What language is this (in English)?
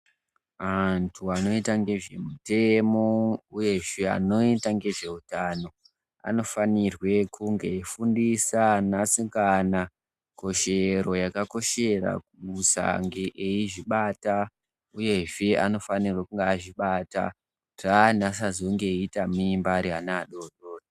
Ndau